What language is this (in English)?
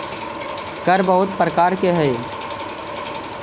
Magahi